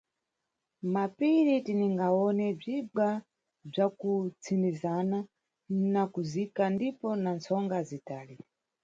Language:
Nyungwe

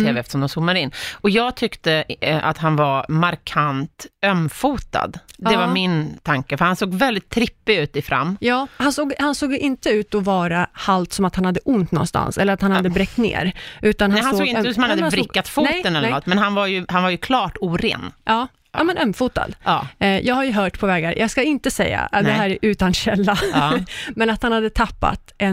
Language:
Swedish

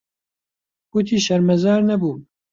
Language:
Central Kurdish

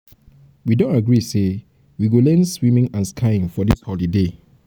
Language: Nigerian Pidgin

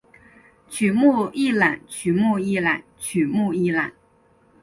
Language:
Chinese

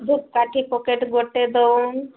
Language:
Odia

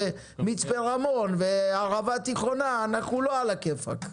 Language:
Hebrew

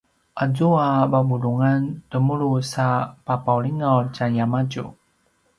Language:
Paiwan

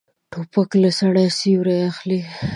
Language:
Pashto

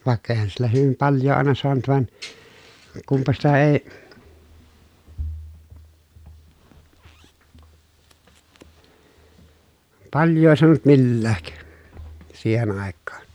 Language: Finnish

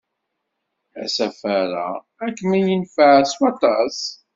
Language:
Kabyle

